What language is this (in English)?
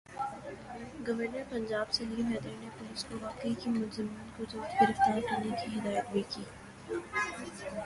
Urdu